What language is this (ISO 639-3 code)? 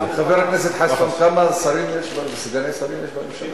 heb